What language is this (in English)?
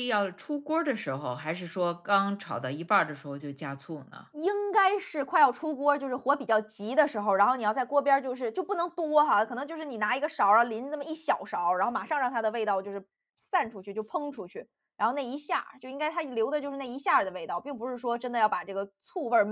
Chinese